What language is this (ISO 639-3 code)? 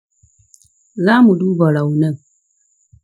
hau